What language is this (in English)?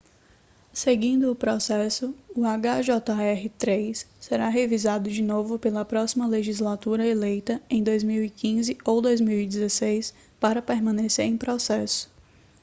Portuguese